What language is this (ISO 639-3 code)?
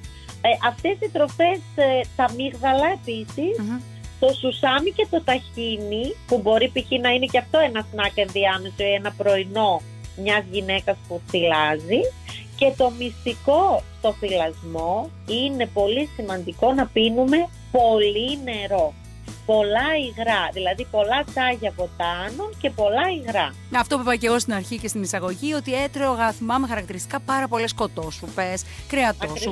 ell